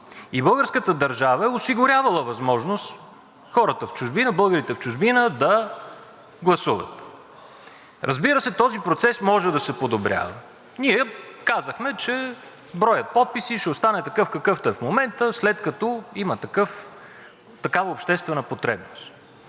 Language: Bulgarian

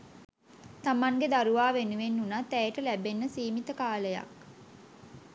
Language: Sinhala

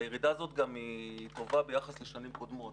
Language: Hebrew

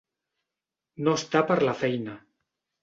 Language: Catalan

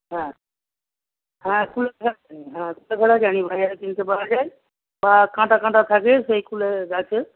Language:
Bangla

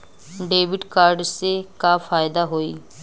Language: Bhojpuri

